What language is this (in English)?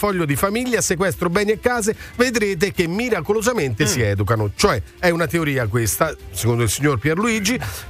Italian